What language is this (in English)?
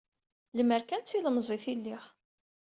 Kabyle